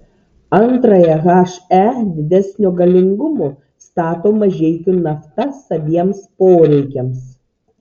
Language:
Lithuanian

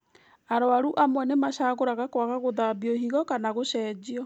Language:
Kikuyu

